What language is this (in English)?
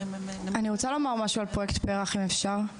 Hebrew